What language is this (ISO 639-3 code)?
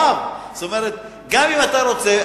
heb